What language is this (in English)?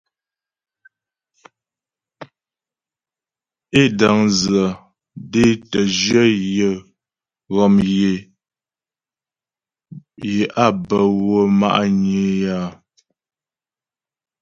Ghomala